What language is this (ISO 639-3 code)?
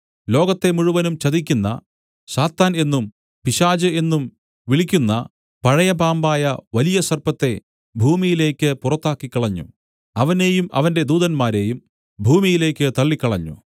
mal